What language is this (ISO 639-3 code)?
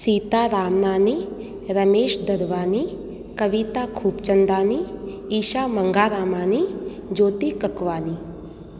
snd